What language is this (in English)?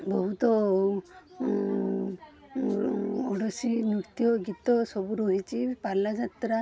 Odia